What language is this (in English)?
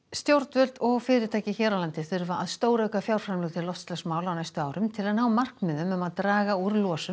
Icelandic